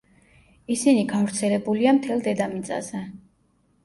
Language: Georgian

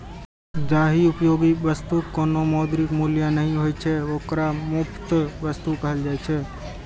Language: Maithili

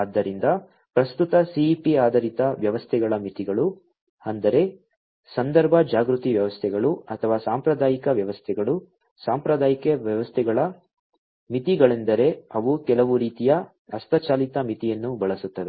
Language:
Kannada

